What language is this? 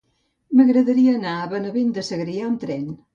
Catalan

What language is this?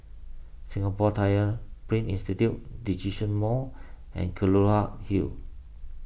English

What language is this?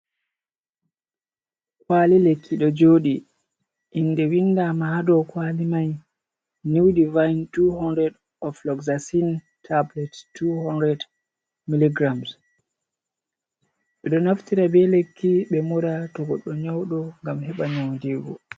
Fula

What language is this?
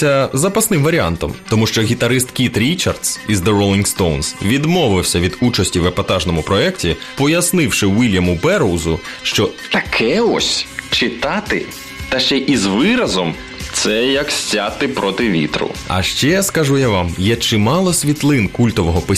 Ukrainian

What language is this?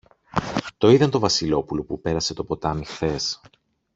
Greek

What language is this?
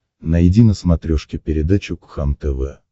Russian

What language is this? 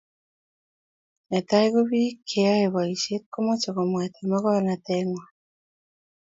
Kalenjin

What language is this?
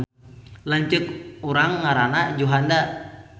Sundanese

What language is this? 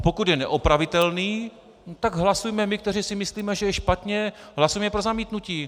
Czech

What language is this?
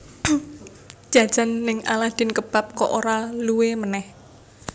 Javanese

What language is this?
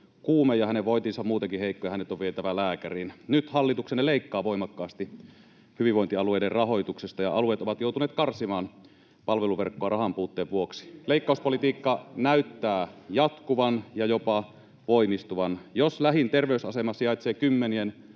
Finnish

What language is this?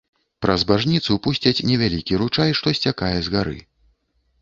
Belarusian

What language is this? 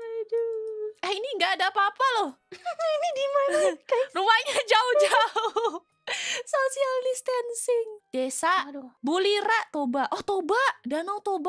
Indonesian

